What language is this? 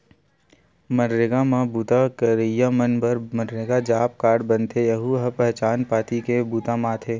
Chhattisgarhi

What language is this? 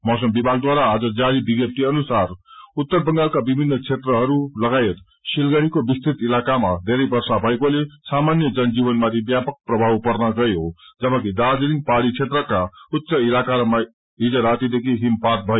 Nepali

